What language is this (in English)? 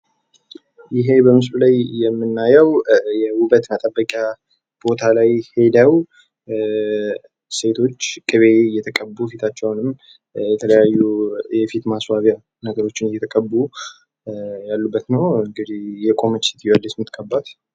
Amharic